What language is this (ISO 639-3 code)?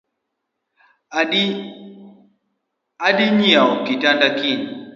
luo